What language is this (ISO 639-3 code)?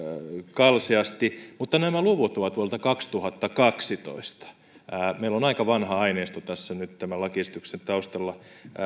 fin